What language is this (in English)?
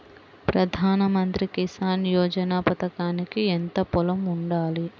Telugu